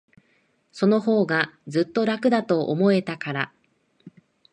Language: Japanese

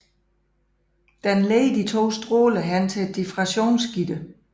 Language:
Danish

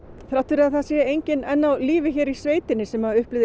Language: Icelandic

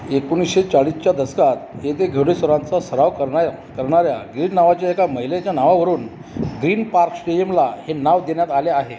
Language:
Marathi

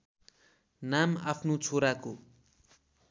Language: Nepali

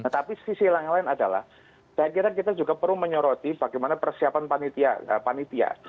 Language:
Indonesian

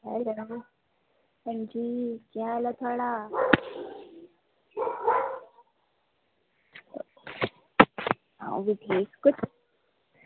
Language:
Dogri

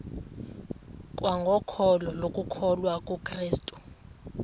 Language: Xhosa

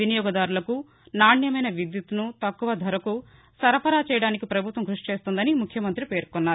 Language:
Telugu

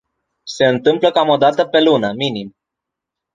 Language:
Romanian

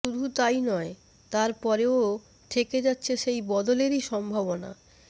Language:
Bangla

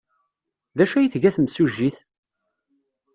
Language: Kabyle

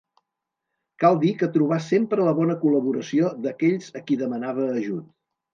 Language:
Catalan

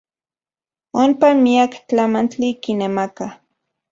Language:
Central Puebla Nahuatl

